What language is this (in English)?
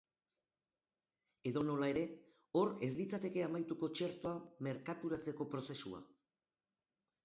Basque